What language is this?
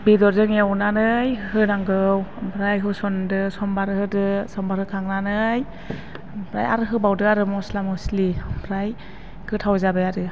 Bodo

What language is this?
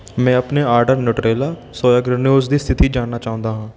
Punjabi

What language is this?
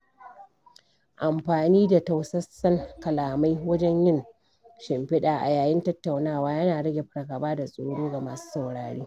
Hausa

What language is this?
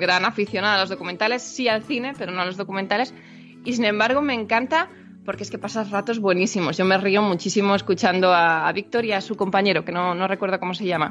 Spanish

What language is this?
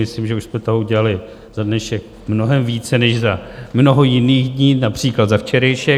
Czech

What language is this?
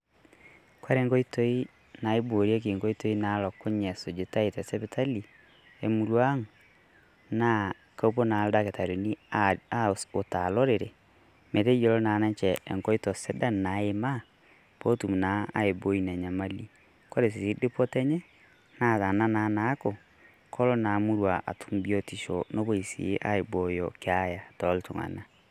Masai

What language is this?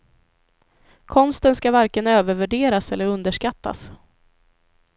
Swedish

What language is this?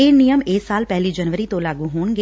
Punjabi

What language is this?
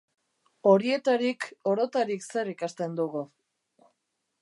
Basque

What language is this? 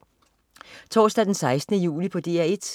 Danish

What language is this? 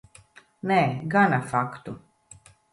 Latvian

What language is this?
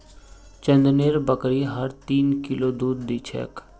Magahi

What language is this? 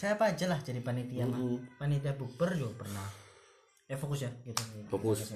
Indonesian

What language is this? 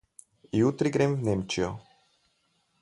Slovenian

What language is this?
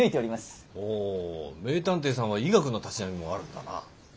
Japanese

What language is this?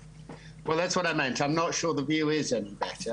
Hebrew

